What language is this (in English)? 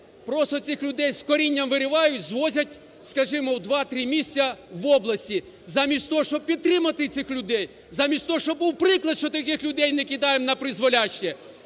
Ukrainian